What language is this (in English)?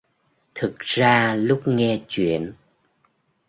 Vietnamese